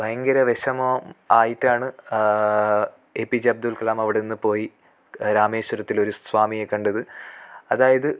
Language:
Malayalam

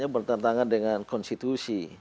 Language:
Indonesian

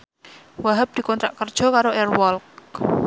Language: Javanese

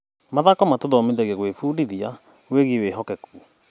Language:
Kikuyu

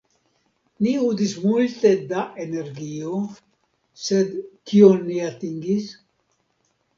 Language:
Esperanto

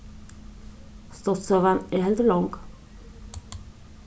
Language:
Faroese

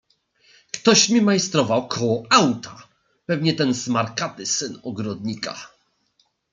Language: Polish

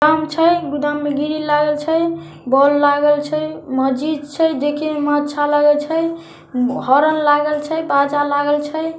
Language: Magahi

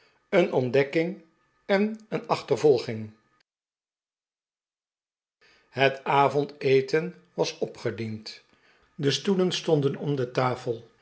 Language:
Dutch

